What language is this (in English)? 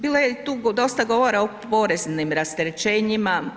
Croatian